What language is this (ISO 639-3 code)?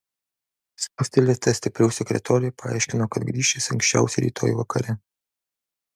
lit